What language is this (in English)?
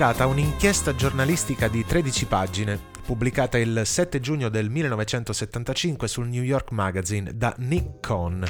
Italian